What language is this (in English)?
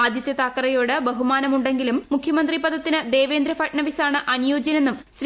Malayalam